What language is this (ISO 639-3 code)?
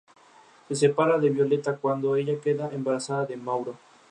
spa